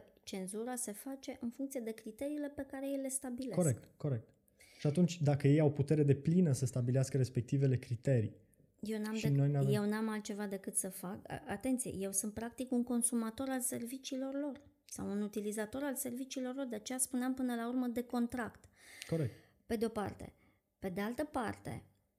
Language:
Romanian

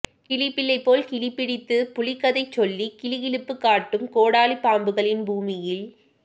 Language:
Tamil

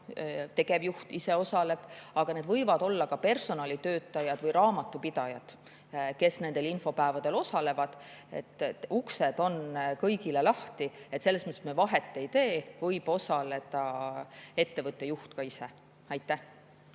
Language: Estonian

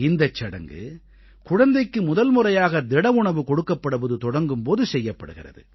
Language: Tamil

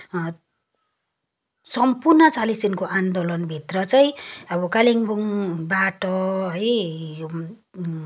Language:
Nepali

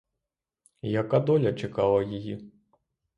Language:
Ukrainian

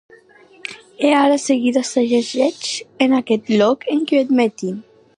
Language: Occitan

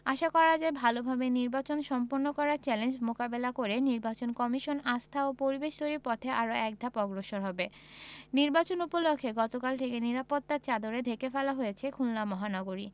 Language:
Bangla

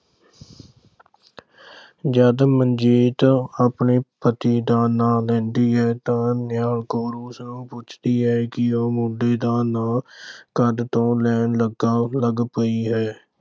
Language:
Punjabi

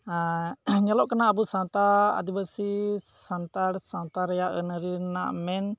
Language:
Santali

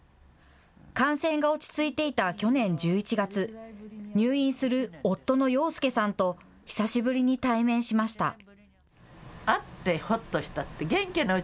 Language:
Japanese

